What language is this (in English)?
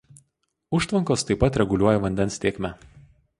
Lithuanian